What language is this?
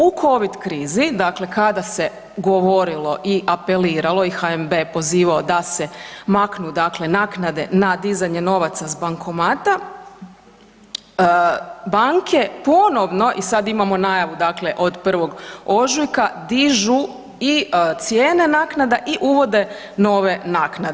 Croatian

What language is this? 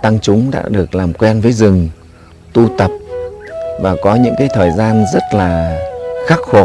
Vietnamese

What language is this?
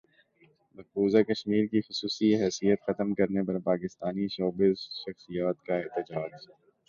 Urdu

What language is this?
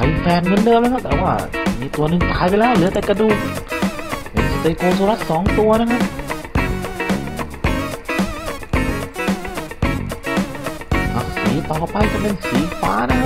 Thai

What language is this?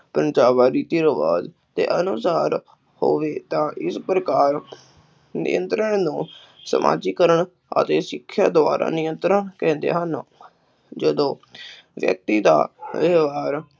Punjabi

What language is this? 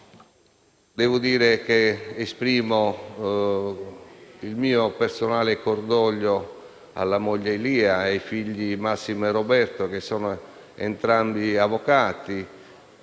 Italian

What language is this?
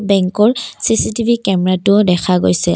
Assamese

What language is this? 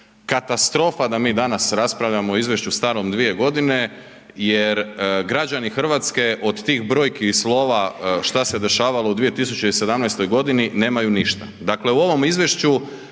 Croatian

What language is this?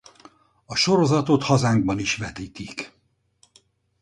Hungarian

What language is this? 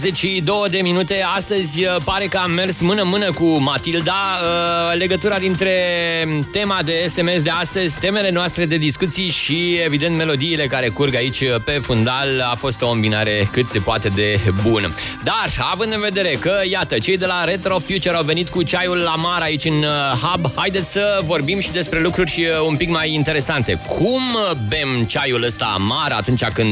Romanian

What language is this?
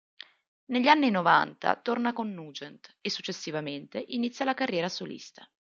Italian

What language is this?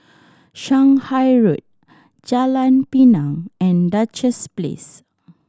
English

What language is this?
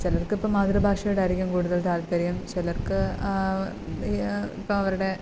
Malayalam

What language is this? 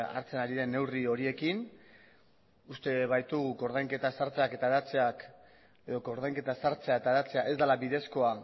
Basque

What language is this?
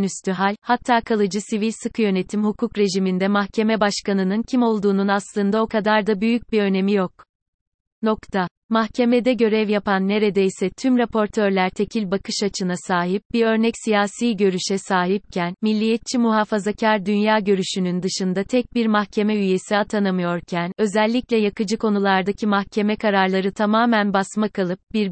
Turkish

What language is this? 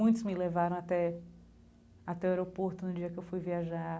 Portuguese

